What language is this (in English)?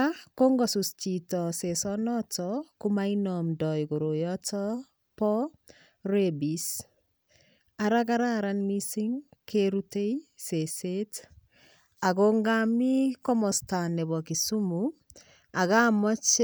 Kalenjin